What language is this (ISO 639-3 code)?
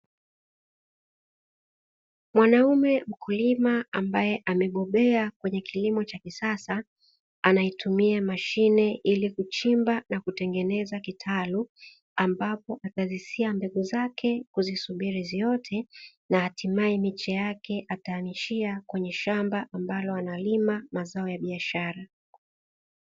swa